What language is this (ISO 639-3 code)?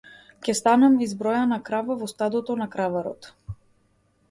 mkd